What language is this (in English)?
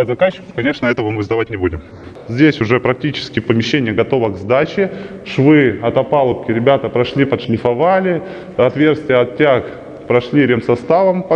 Russian